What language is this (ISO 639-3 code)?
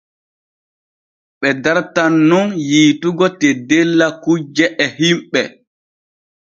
fue